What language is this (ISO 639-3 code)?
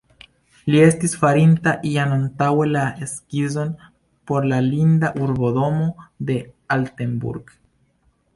epo